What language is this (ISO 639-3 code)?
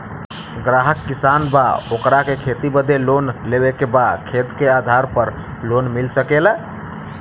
bho